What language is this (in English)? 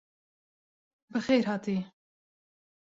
Kurdish